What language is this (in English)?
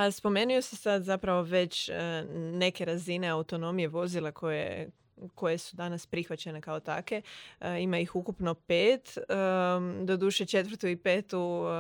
Croatian